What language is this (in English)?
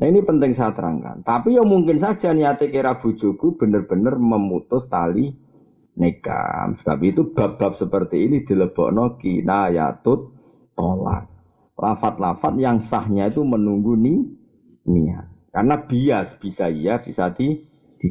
Malay